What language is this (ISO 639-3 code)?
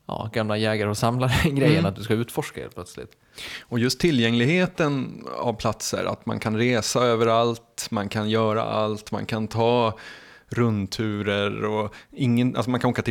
swe